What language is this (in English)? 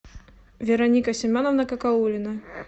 Russian